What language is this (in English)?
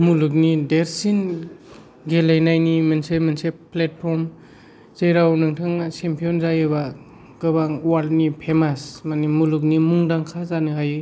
Bodo